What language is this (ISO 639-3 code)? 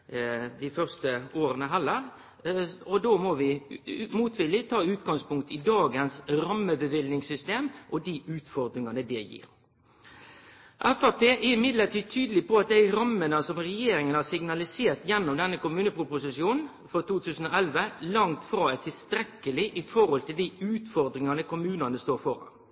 nno